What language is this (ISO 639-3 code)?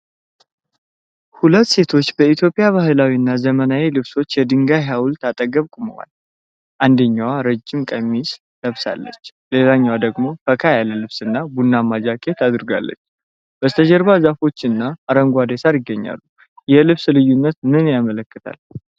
amh